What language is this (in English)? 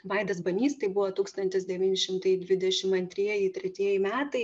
Lithuanian